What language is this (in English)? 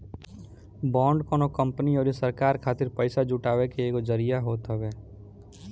Bhojpuri